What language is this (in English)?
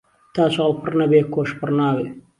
Central Kurdish